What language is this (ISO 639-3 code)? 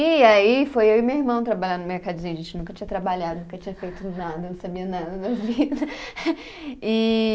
por